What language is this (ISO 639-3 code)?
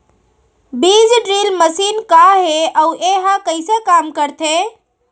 hne